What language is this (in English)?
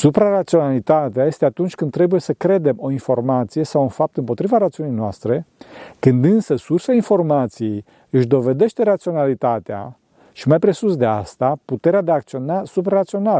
Romanian